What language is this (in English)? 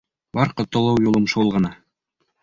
Bashkir